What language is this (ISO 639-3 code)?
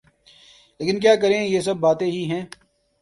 urd